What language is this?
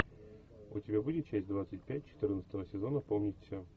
Russian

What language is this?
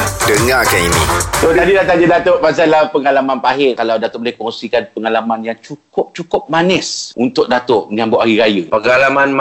Malay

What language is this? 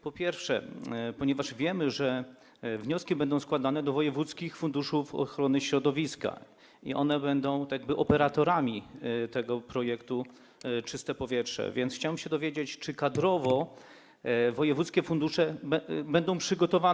Polish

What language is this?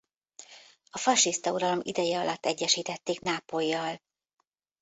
Hungarian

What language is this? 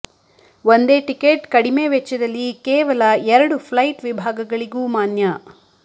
Kannada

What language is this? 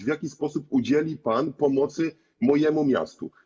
Polish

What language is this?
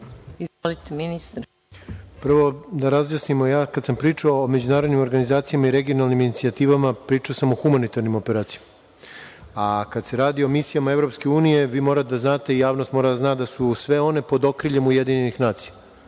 Serbian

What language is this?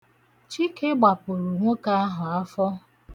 Igbo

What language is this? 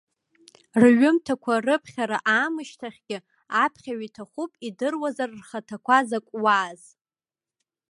Abkhazian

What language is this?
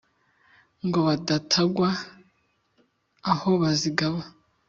Kinyarwanda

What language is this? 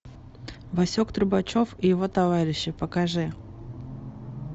Russian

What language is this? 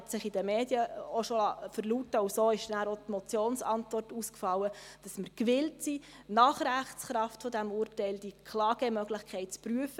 Swiss German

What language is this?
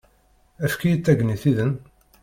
Kabyle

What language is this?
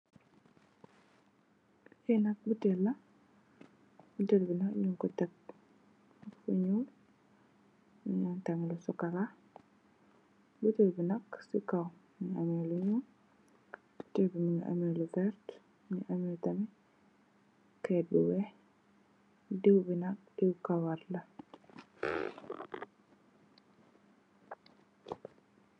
Wolof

